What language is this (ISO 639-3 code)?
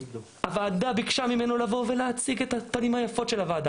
heb